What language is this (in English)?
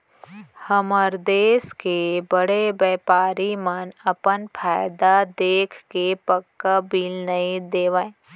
Chhattisgarhi